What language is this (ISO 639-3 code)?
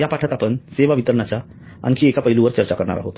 mar